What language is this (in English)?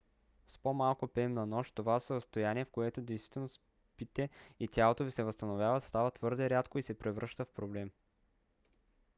Bulgarian